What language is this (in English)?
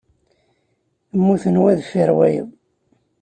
Kabyle